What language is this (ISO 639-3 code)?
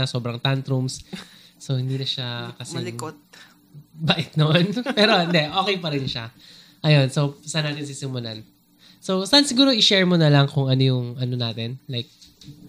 fil